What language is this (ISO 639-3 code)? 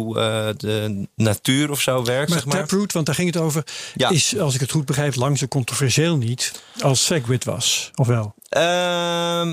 nld